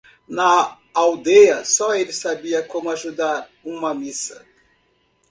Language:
Portuguese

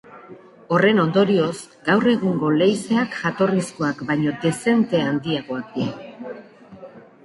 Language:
Basque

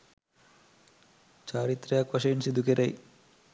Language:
Sinhala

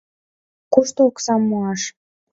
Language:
Mari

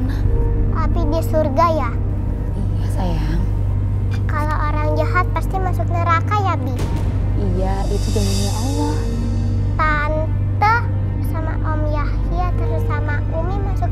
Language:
Indonesian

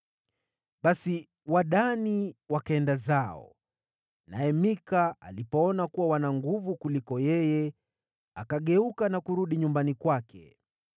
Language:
Swahili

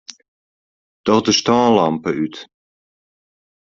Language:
Western Frisian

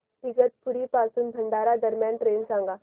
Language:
Marathi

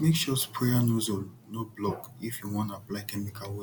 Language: Nigerian Pidgin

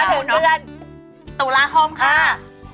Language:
Thai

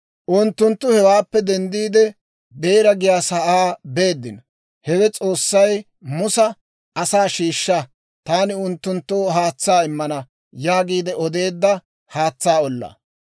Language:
Dawro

